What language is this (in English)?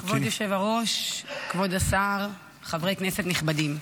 Hebrew